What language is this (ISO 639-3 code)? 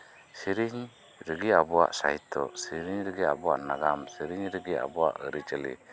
sat